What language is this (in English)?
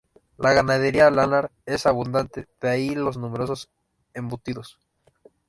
Spanish